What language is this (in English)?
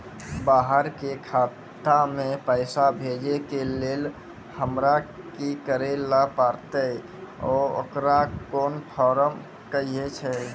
Maithili